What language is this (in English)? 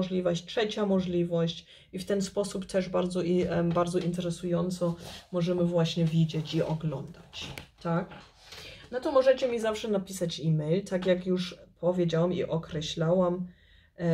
Polish